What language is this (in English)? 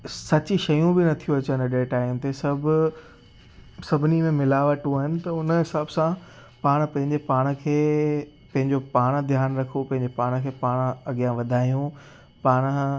Sindhi